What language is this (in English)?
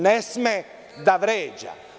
Serbian